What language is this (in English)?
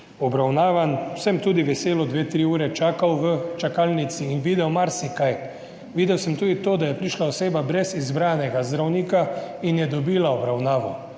Slovenian